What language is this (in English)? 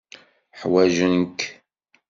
Kabyle